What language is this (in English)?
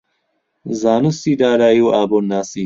Central Kurdish